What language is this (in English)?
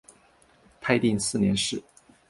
Chinese